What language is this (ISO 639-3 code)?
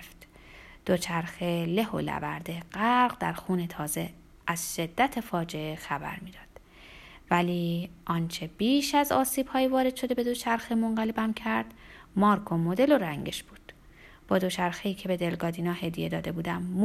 fas